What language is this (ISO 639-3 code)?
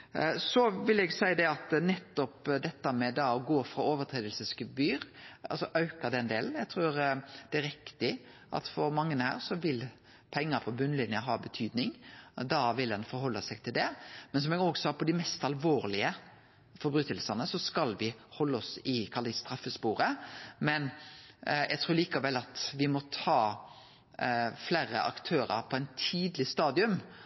nno